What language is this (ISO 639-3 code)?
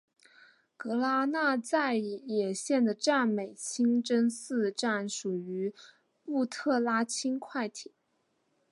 zho